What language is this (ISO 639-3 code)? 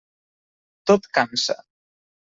cat